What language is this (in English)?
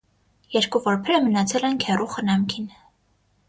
Armenian